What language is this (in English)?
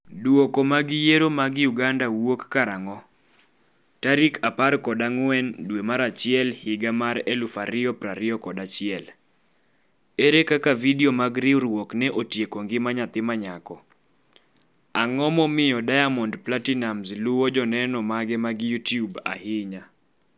Luo (Kenya and Tanzania)